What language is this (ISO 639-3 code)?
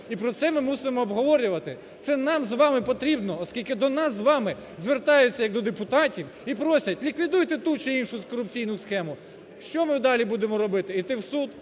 ukr